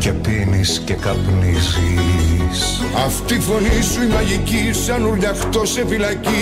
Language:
Greek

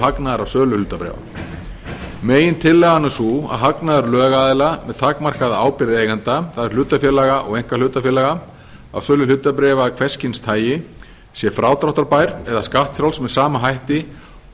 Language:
Icelandic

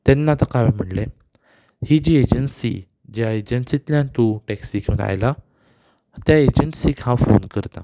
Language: Konkani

